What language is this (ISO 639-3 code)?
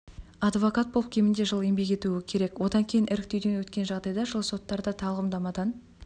kaz